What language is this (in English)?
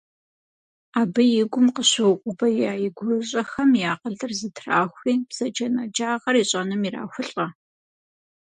Kabardian